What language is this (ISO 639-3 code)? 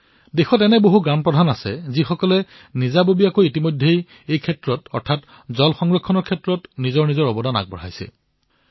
asm